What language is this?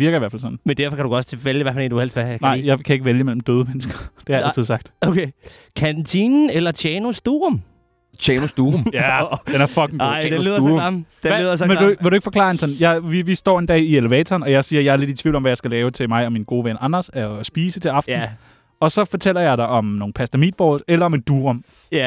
Danish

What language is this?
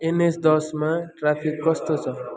Nepali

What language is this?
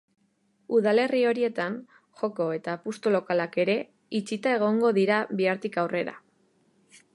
Basque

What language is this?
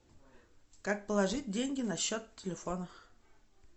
Russian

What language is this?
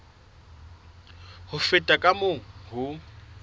Southern Sotho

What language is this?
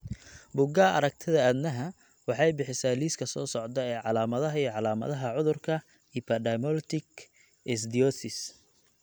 Somali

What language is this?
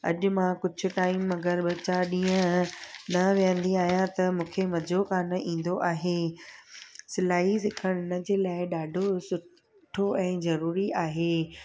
Sindhi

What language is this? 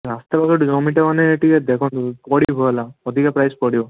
Odia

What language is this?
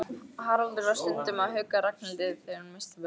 Icelandic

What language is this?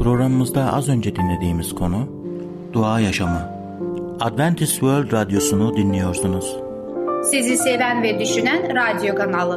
Turkish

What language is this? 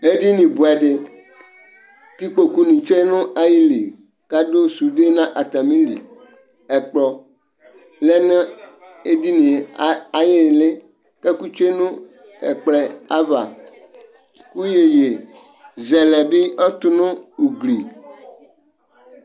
Ikposo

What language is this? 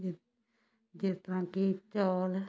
Punjabi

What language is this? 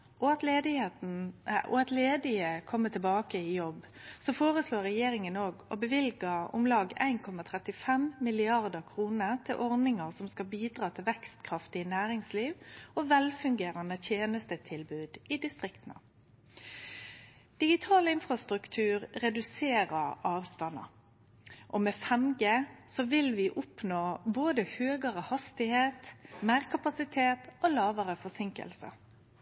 Norwegian Nynorsk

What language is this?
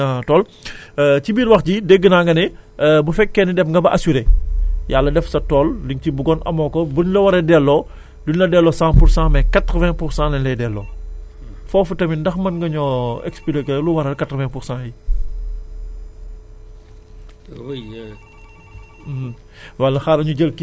Wolof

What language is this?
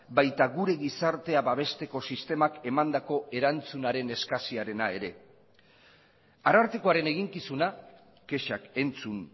Basque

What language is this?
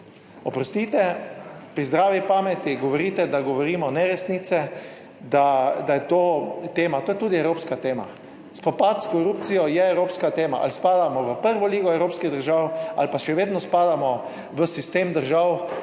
Slovenian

